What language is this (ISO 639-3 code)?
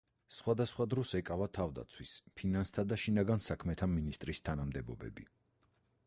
kat